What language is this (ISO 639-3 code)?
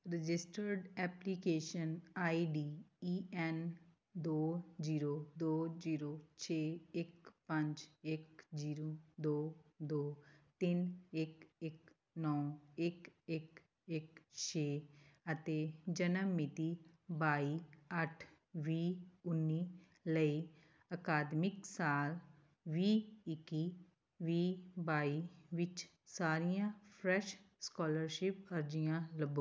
pan